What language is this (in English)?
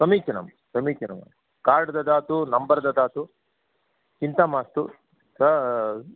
Sanskrit